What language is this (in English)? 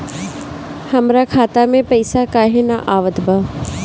Bhojpuri